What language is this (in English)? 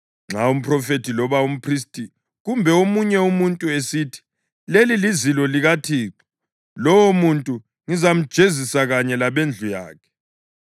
North Ndebele